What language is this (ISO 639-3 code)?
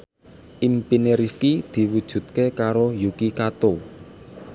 jav